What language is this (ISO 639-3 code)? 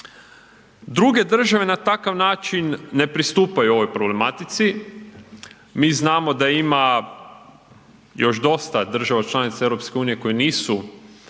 hrv